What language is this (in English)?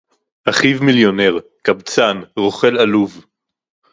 Hebrew